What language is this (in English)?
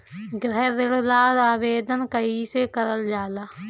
Bhojpuri